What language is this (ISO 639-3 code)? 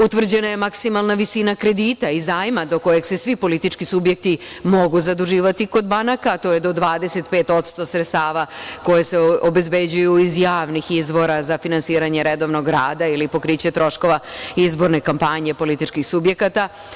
srp